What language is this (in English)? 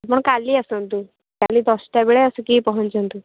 Odia